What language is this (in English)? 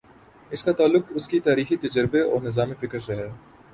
Urdu